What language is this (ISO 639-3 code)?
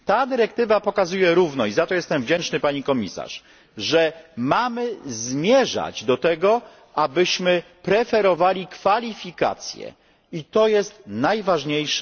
pol